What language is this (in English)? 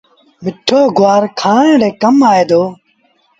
Sindhi Bhil